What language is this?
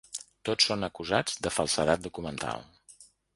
Catalan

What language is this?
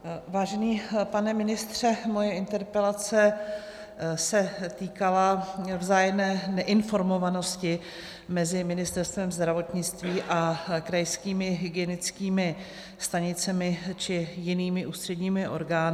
Czech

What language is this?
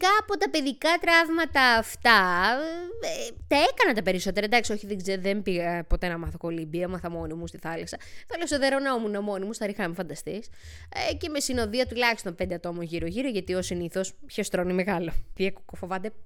Greek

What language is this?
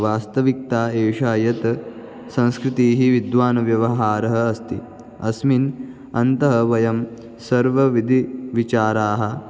Sanskrit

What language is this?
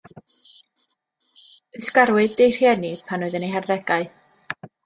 Welsh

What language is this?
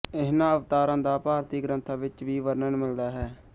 Punjabi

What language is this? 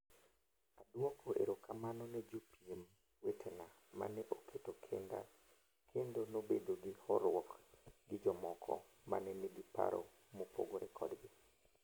Luo (Kenya and Tanzania)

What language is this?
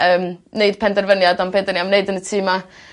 Welsh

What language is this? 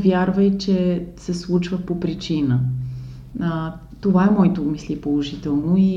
Bulgarian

